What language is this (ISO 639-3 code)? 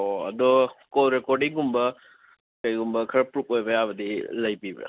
mni